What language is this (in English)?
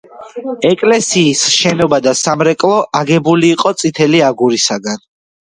Georgian